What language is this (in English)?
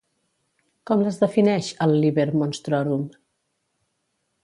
Catalan